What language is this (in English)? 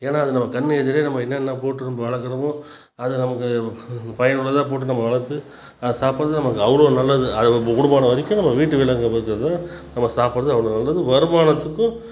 Tamil